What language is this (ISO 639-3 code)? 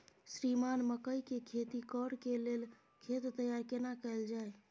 mai